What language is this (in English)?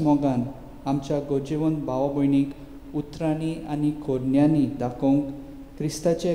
Romanian